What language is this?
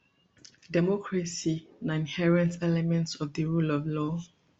Nigerian Pidgin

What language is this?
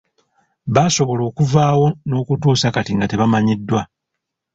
Ganda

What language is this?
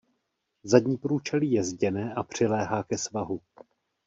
Czech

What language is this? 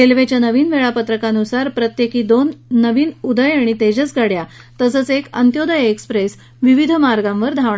Marathi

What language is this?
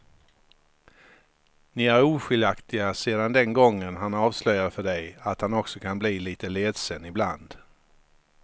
Swedish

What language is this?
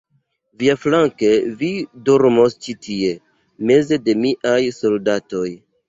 Esperanto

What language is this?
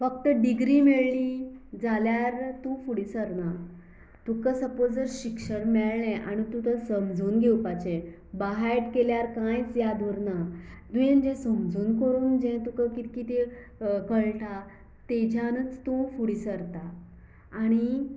Konkani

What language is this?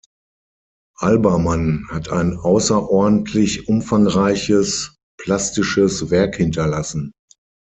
German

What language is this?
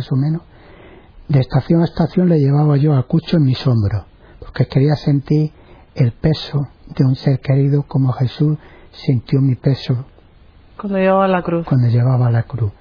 Spanish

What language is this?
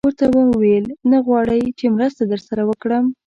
Pashto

